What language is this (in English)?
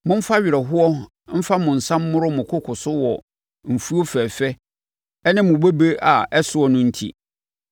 Akan